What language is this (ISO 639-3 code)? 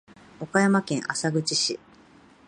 jpn